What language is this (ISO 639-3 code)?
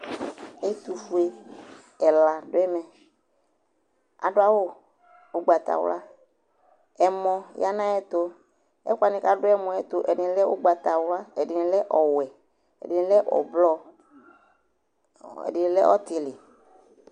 kpo